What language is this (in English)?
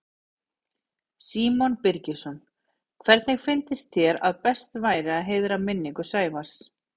Icelandic